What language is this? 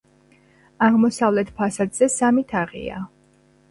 Georgian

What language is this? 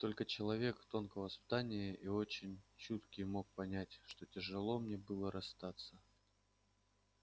Russian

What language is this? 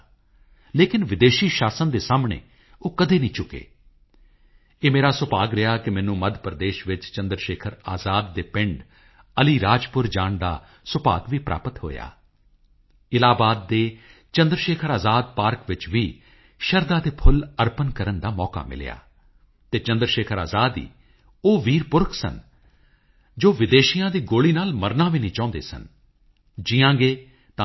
Punjabi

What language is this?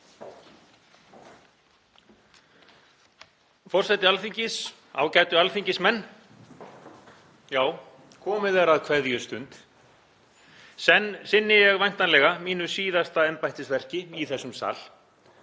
Icelandic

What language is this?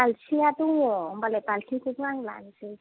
Bodo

